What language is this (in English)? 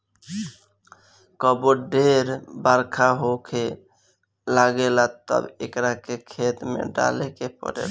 Bhojpuri